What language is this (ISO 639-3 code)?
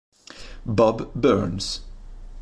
ita